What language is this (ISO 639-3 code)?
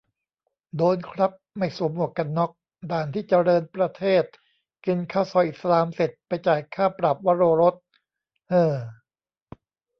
tha